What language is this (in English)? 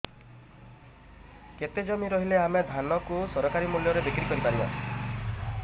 Odia